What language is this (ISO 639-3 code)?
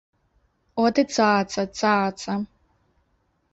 bel